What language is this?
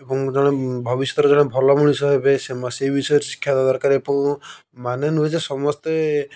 Odia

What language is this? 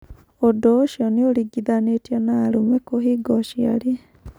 Kikuyu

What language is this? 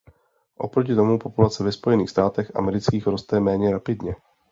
Czech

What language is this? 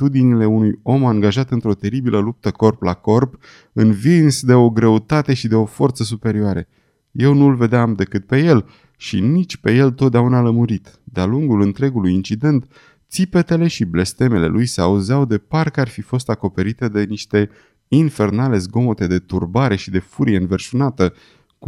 Romanian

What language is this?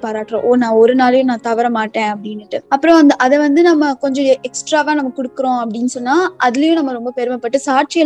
Tamil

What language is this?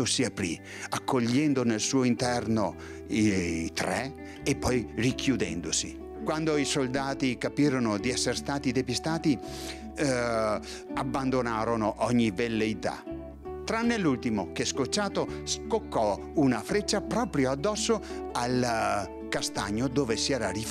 Italian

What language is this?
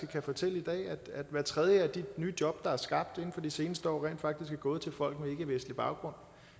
Danish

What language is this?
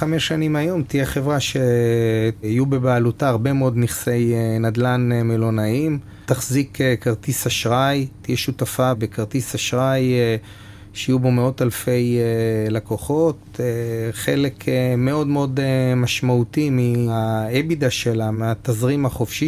Hebrew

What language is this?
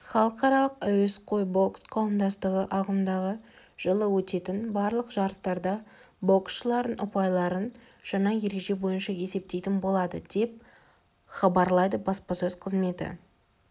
Kazakh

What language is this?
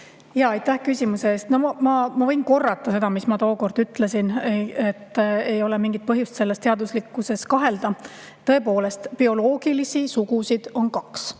Estonian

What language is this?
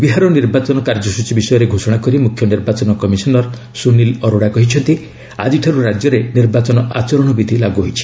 Odia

